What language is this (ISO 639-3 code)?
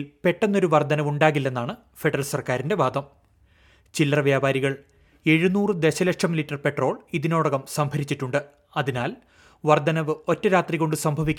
mal